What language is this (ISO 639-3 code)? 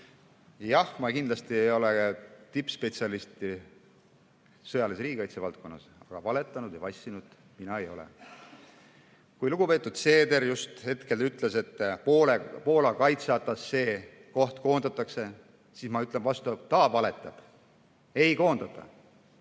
est